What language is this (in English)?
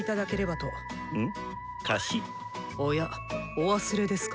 Japanese